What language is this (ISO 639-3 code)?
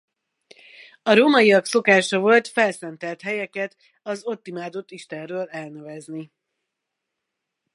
hun